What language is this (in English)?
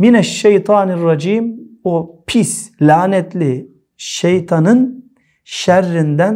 Turkish